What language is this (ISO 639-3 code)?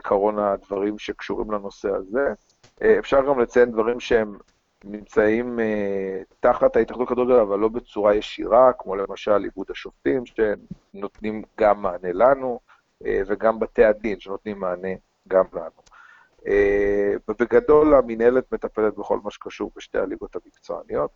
heb